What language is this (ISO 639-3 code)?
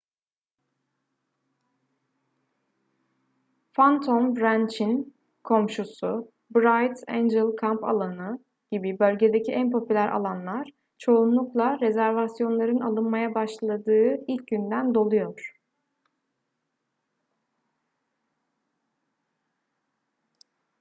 tur